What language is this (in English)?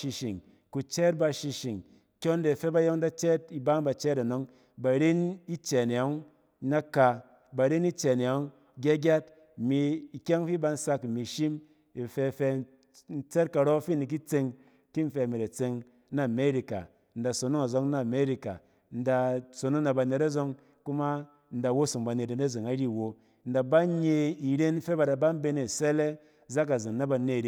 Cen